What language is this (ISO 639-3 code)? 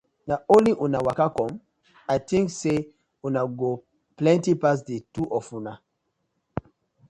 pcm